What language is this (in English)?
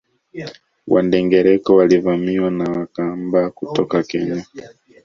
Swahili